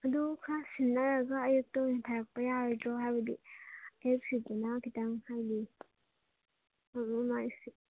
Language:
Manipuri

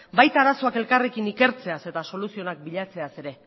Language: Basque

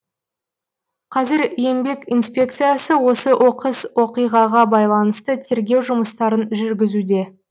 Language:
Kazakh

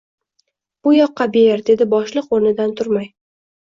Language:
Uzbek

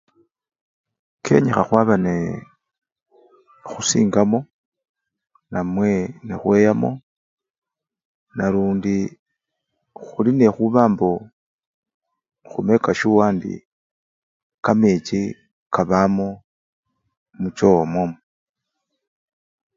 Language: Luyia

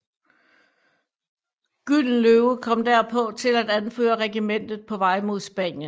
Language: Danish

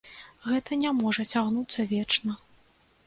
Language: Belarusian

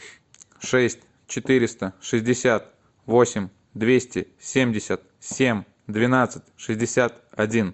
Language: Russian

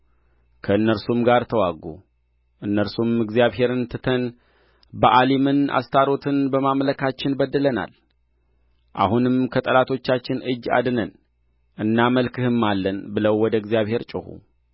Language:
Amharic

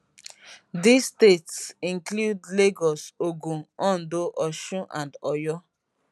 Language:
Nigerian Pidgin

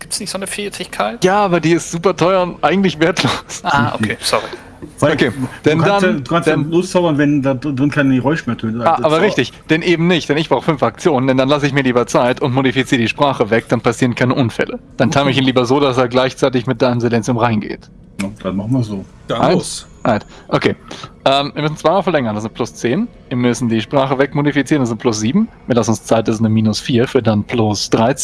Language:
German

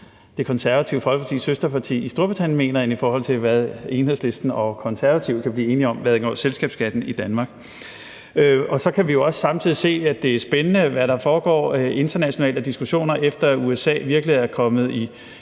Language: Danish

